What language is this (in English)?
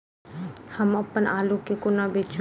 Maithili